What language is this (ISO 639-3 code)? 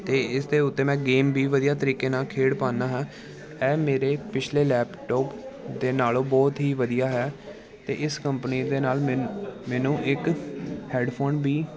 pan